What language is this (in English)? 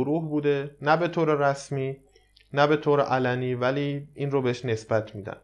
Persian